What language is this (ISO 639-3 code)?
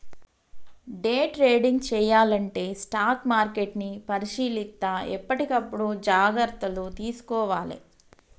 tel